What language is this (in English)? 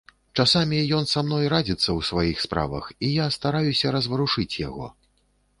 Belarusian